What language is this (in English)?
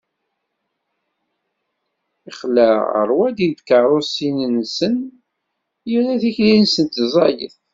Kabyle